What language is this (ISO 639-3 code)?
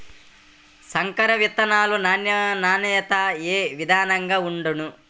tel